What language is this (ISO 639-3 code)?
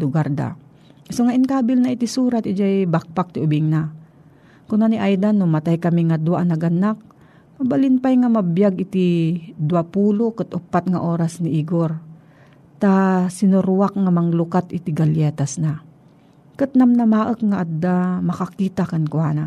fil